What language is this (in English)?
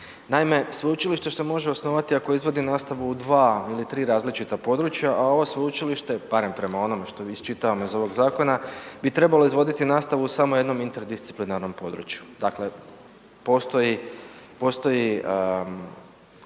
Croatian